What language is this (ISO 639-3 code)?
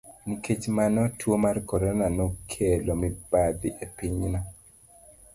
luo